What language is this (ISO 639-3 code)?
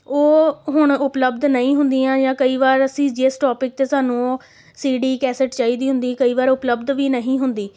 pan